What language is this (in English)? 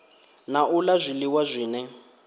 Venda